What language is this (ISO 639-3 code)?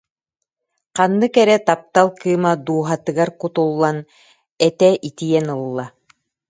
sah